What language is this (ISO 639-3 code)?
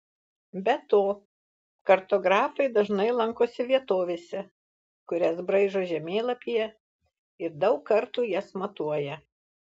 lit